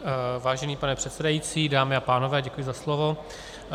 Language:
Czech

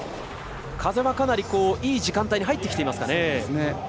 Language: Japanese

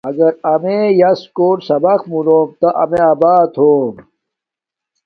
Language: Domaaki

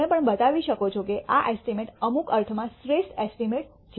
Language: Gujarati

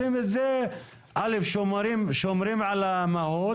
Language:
Hebrew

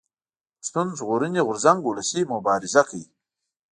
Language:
Pashto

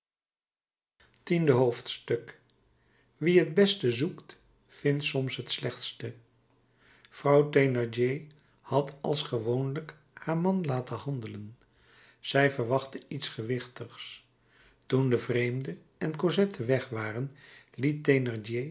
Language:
Dutch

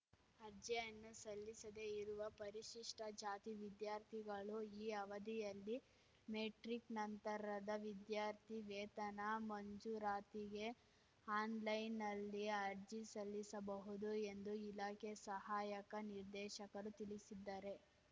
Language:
Kannada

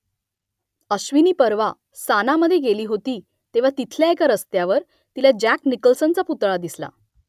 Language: Marathi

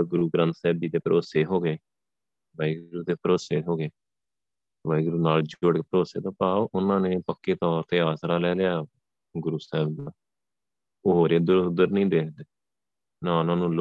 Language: Punjabi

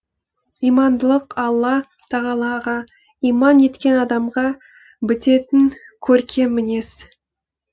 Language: Kazakh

